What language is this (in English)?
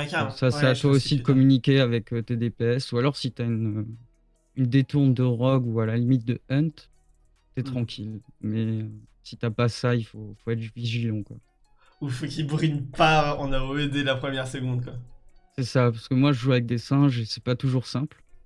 French